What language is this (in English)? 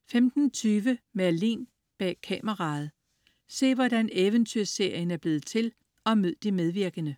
Danish